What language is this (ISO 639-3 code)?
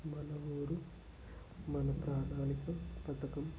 tel